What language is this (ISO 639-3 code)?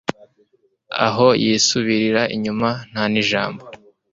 kin